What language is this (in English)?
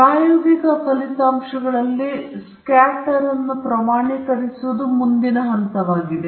Kannada